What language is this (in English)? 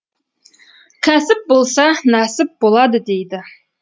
Kazakh